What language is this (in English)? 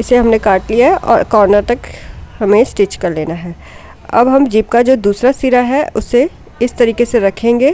Hindi